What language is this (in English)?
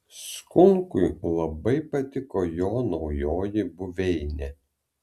Lithuanian